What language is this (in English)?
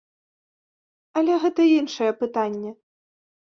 Belarusian